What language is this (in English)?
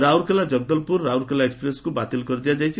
Odia